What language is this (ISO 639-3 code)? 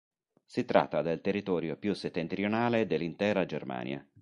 ita